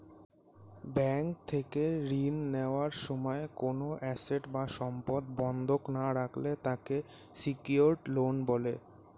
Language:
Bangla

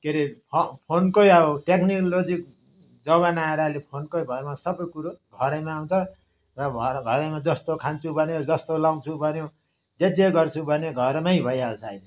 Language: Nepali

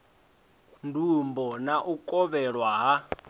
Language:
Venda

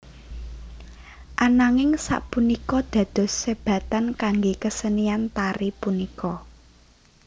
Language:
Javanese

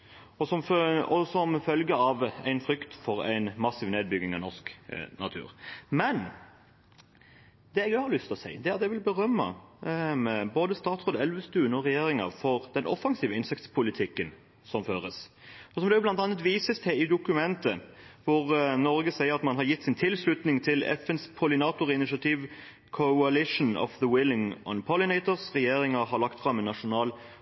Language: Norwegian Bokmål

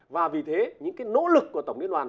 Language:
Vietnamese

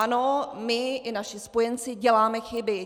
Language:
Czech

